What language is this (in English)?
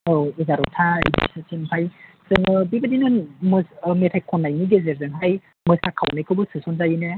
Bodo